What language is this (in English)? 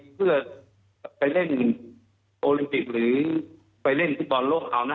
Thai